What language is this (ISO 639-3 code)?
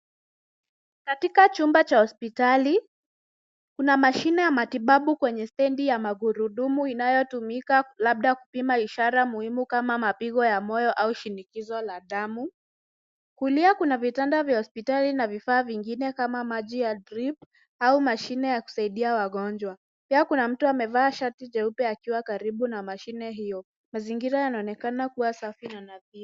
swa